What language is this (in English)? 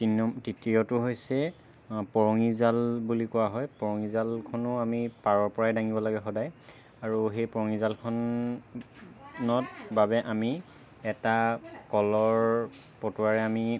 Assamese